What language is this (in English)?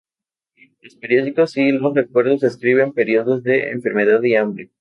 Spanish